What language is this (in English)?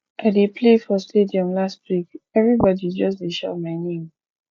Nigerian Pidgin